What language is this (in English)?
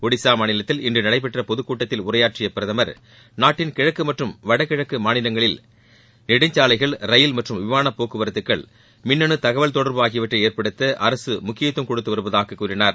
Tamil